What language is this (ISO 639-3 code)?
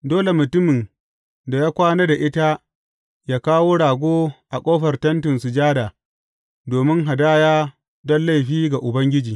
hau